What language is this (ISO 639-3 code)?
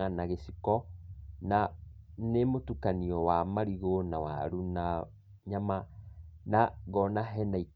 kik